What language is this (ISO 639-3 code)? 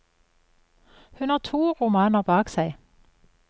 nor